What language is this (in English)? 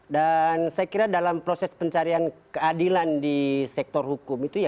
Indonesian